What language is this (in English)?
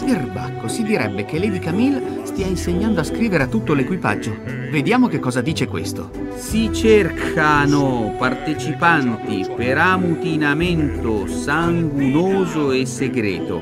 Italian